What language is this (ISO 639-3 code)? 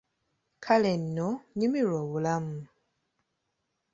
lug